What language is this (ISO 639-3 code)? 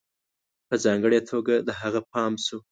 pus